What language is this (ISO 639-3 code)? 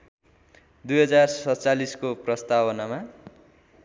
nep